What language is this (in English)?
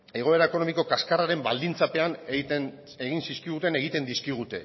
Basque